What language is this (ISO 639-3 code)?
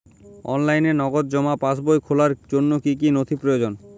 ben